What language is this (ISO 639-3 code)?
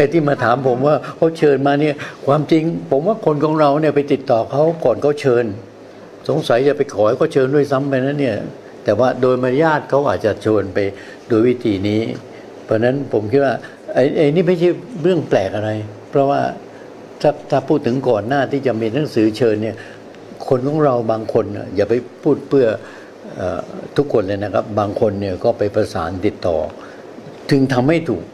tha